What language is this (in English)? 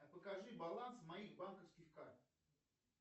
Russian